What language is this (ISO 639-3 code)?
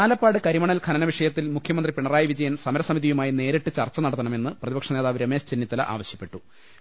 mal